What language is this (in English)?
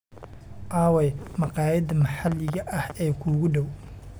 Somali